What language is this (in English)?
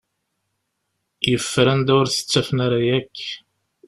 Kabyle